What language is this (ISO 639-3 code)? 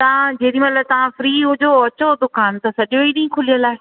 snd